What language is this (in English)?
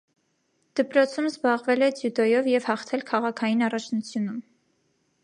Armenian